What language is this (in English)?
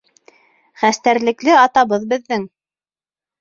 Bashkir